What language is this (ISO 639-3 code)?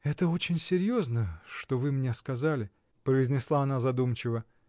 rus